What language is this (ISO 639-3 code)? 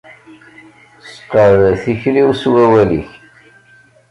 kab